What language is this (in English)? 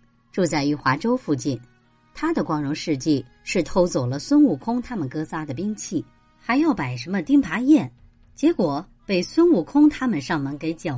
Chinese